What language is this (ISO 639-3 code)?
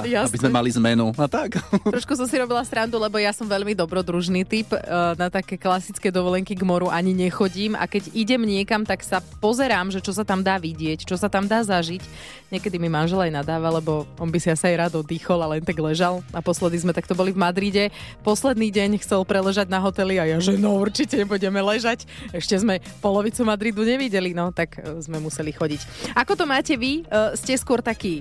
slk